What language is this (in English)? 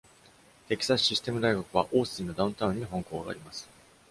Japanese